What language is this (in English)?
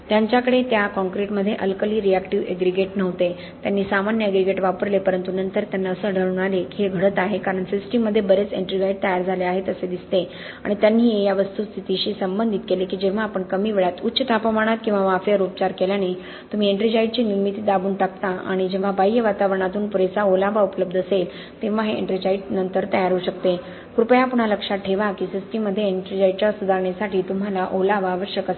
Marathi